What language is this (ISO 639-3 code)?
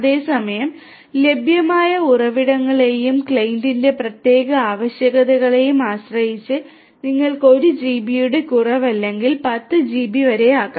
mal